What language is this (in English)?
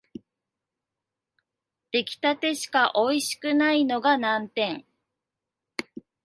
Japanese